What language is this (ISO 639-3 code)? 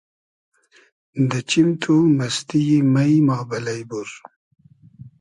haz